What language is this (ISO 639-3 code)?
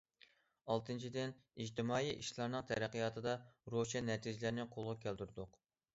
uig